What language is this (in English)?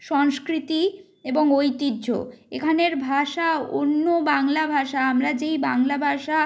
Bangla